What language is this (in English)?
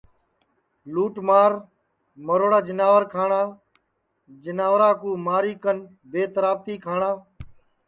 Sansi